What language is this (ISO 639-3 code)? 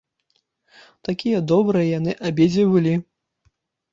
bel